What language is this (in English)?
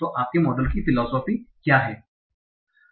Hindi